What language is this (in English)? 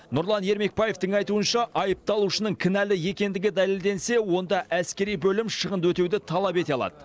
Kazakh